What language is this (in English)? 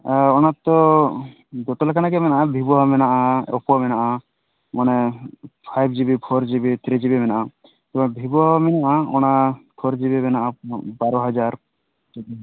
Santali